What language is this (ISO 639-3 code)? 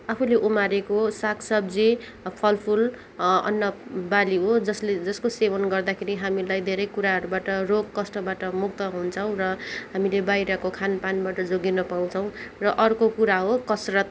nep